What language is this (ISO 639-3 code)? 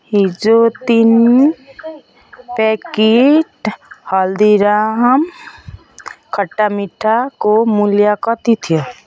nep